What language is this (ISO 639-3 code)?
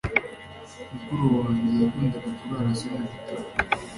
kin